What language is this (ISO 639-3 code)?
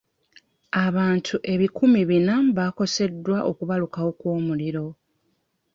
lug